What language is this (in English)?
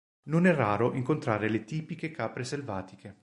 Italian